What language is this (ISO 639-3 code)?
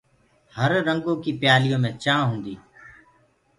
ggg